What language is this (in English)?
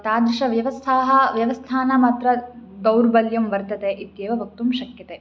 Sanskrit